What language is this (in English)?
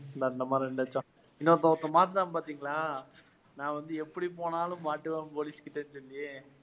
Tamil